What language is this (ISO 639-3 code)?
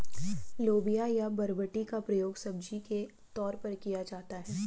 hin